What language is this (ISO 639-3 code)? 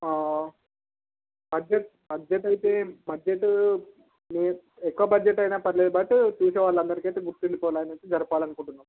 tel